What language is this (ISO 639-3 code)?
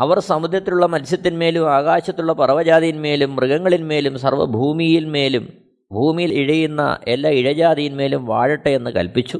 mal